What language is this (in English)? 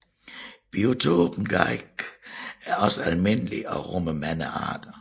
Danish